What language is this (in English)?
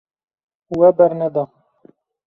Kurdish